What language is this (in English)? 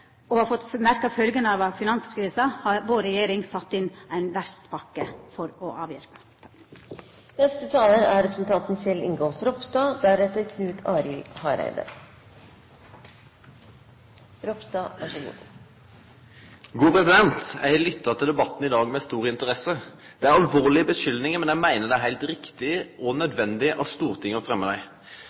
Norwegian Nynorsk